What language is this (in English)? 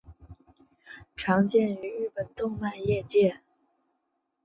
Chinese